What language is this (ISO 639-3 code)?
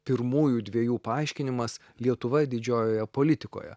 lit